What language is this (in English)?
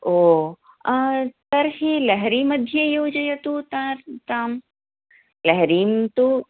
Sanskrit